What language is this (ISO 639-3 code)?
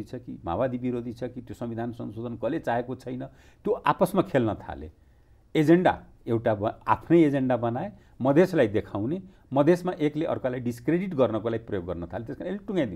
hin